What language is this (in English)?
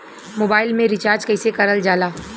Bhojpuri